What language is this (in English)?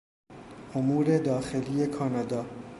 Persian